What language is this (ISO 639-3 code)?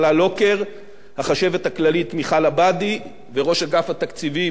heb